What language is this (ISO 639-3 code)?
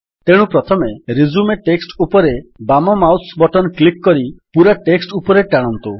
ori